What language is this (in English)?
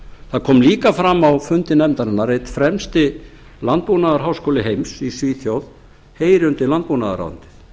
Icelandic